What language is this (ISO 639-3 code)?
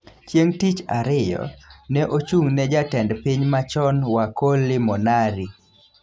luo